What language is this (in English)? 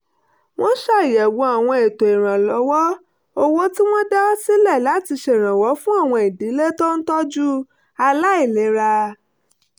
Yoruba